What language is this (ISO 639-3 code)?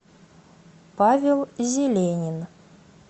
rus